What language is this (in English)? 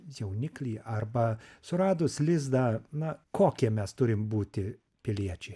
Lithuanian